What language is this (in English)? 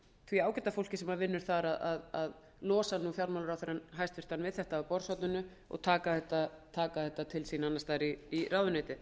Icelandic